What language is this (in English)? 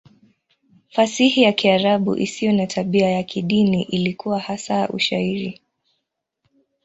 Swahili